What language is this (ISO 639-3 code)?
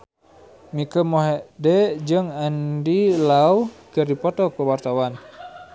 sun